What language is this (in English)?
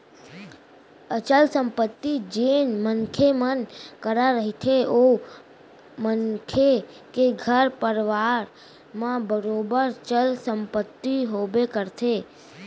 Chhattisgarhi